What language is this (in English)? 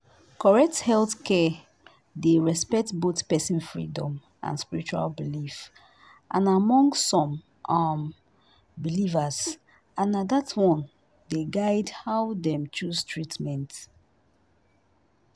Nigerian Pidgin